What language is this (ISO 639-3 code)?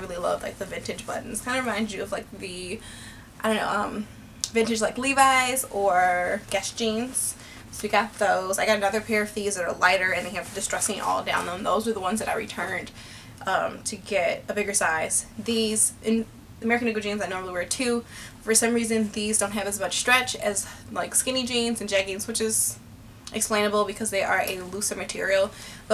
eng